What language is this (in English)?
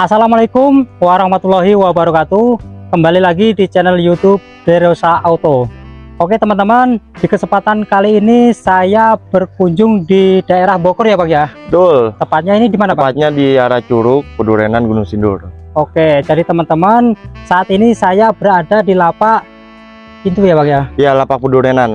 Indonesian